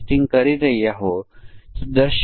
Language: Gujarati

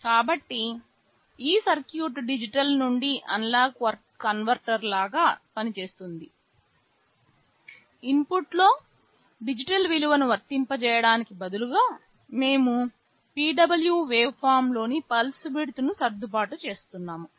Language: Telugu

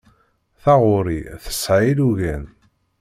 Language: Kabyle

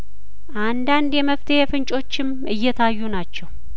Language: Amharic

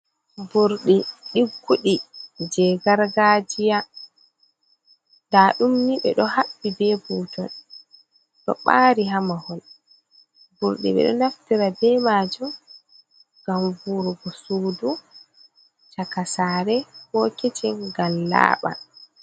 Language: Fula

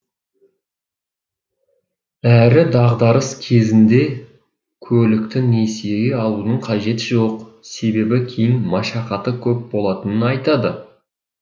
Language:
Kazakh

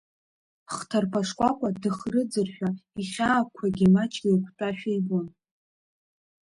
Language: Abkhazian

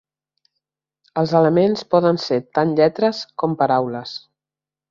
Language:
Catalan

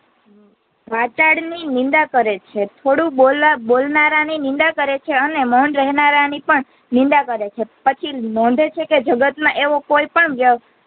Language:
Gujarati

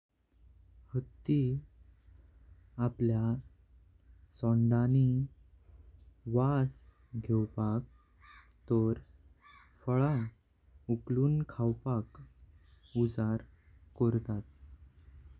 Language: Konkani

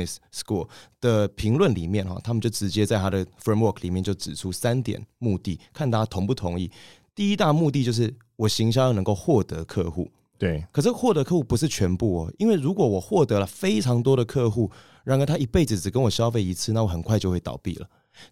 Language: Chinese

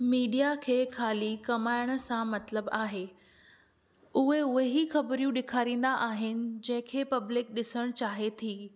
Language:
Sindhi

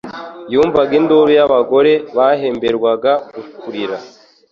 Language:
Kinyarwanda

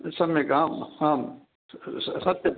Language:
Sanskrit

